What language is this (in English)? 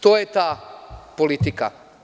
Serbian